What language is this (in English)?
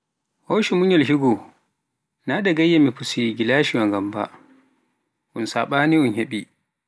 Pular